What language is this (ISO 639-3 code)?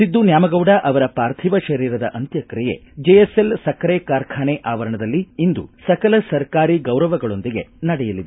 kan